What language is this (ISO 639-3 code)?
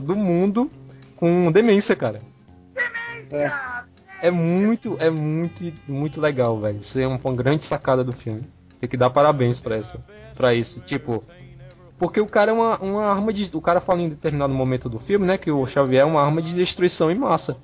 por